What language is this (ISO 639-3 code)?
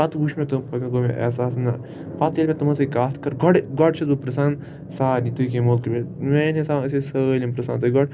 kas